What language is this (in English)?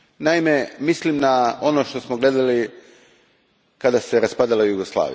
Croatian